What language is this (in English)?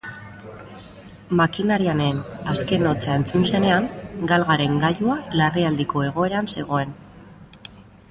Basque